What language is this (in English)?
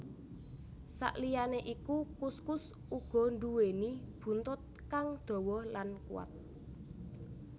Javanese